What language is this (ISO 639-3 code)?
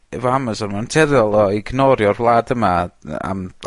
cym